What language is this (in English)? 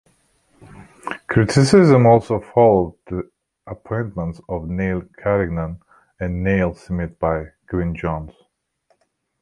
English